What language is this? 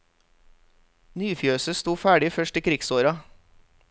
Norwegian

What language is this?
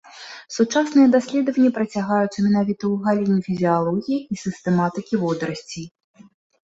Belarusian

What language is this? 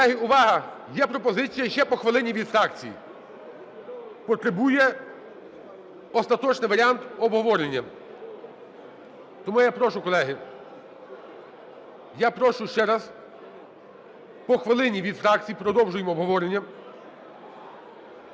Ukrainian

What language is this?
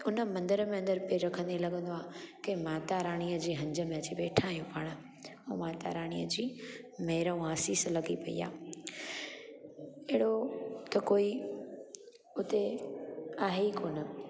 Sindhi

